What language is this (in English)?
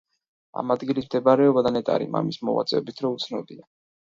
Georgian